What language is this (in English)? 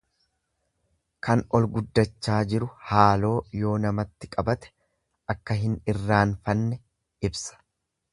Oromo